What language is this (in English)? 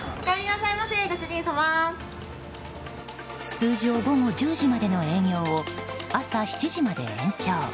Japanese